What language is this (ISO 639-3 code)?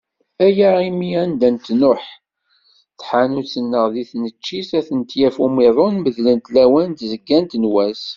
kab